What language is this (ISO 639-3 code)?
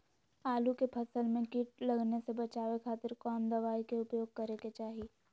mag